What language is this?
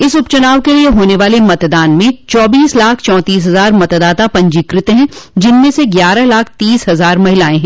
Hindi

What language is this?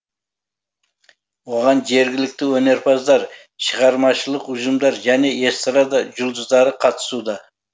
Kazakh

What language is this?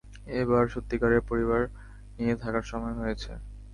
Bangla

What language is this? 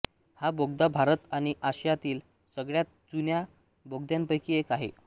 Marathi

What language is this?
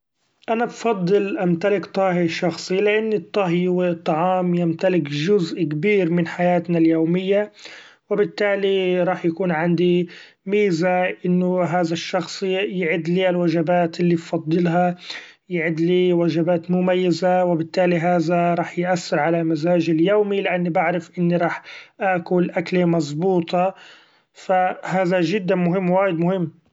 Gulf Arabic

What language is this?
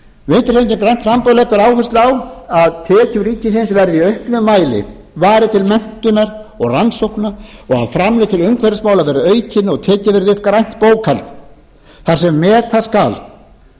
Icelandic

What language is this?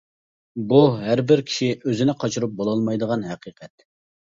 Uyghur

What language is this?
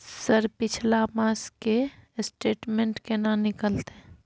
Maithili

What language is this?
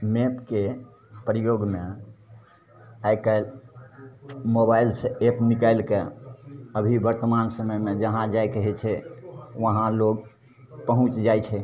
Maithili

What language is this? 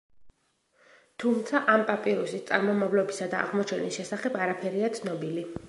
Georgian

